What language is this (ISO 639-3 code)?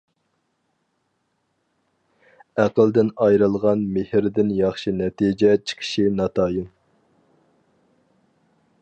uig